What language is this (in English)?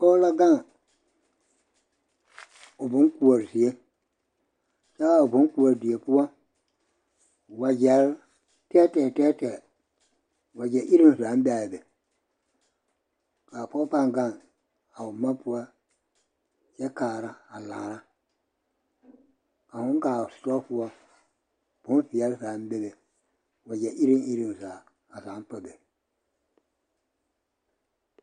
Southern Dagaare